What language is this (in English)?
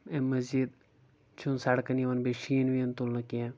Kashmiri